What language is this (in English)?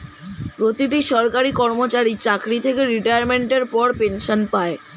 Bangla